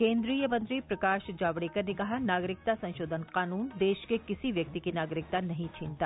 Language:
Hindi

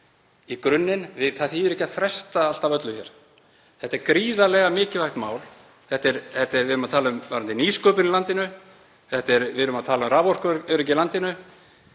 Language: Icelandic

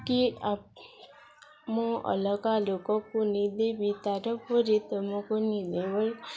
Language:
Odia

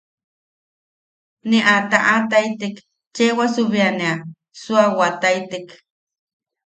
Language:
Yaqui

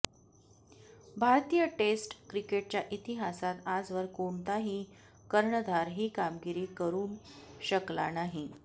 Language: Marathi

